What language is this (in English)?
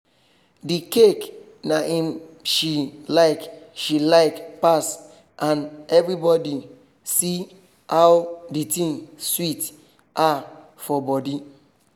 Nigerian Pidgin